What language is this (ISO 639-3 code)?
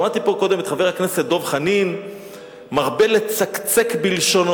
heb